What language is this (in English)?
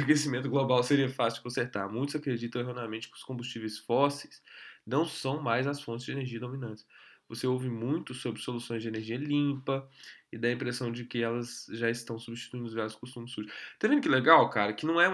Portuguese